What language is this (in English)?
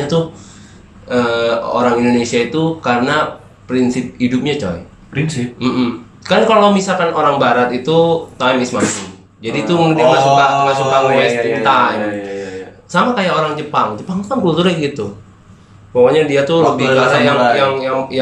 Indonesian